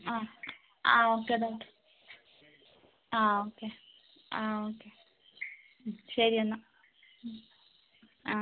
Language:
Malayalam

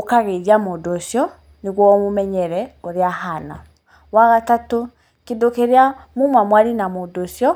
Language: Kikuyu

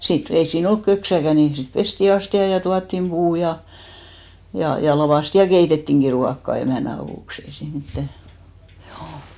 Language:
Finnish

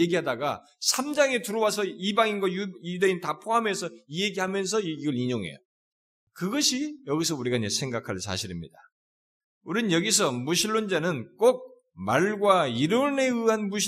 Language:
Korean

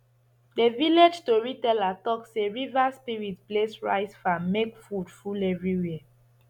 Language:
Nigerian Pidgin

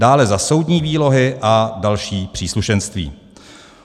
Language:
Czech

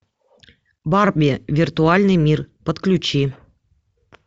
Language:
Russian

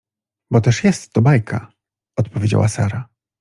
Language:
Polish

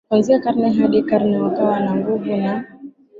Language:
Swahili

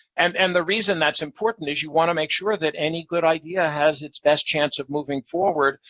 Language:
English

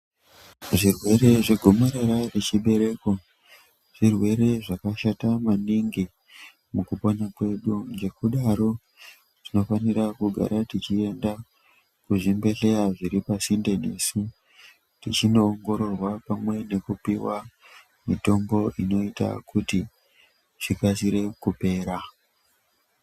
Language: Ndau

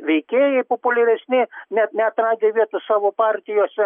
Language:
Lithuanian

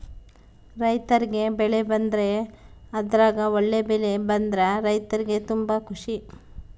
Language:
Kannada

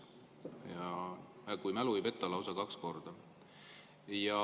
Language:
Estonian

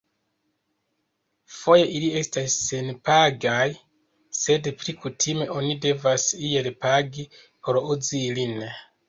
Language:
Esperanto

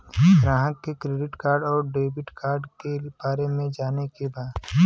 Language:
Bhojpuri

